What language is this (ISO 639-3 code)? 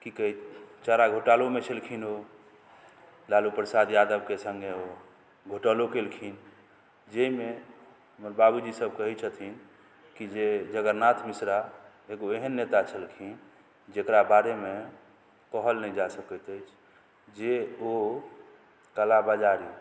mai